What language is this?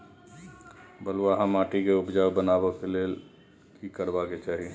Maithili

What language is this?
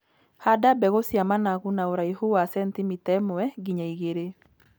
Kikuyu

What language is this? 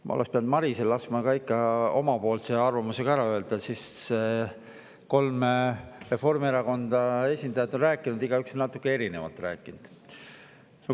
Estonian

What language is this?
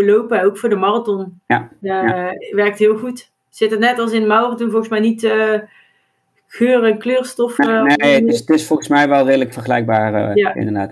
Dutch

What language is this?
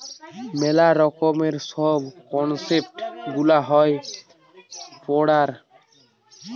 Bangla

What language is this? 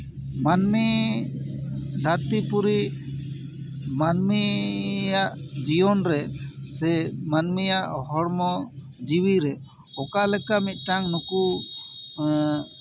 Santali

